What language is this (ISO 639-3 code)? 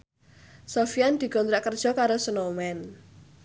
jav